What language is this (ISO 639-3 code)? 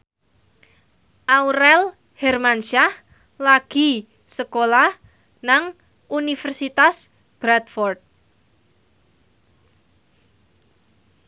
jav